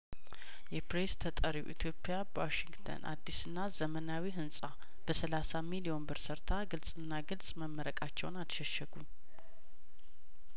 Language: Amharic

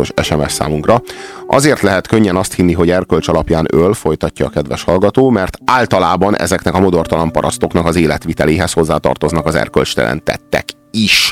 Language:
Hungarian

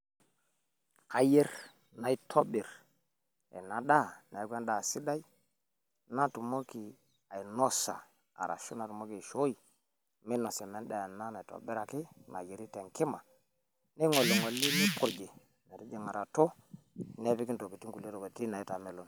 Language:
Masai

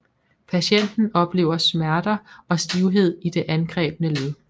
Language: Danish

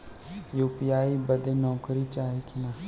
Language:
Bhojpuri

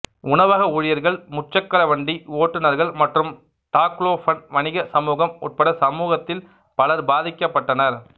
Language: Tamil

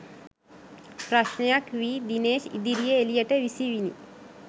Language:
Sinhala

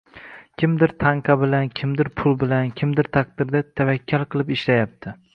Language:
Uzbek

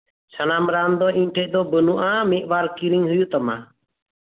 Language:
Santali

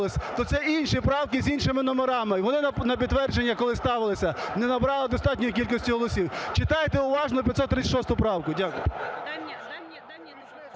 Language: Ukrainian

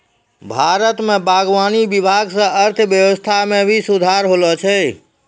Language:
Maithili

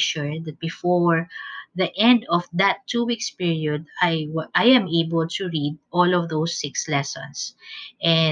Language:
English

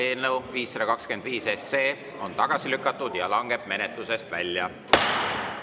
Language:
Estonian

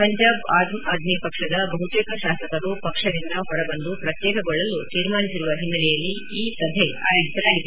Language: Kannada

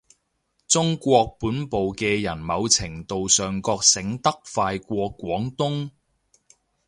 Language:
Cantonese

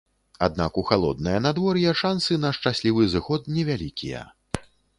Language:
Belarusian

